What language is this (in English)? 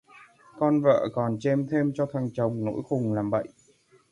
Vietnamese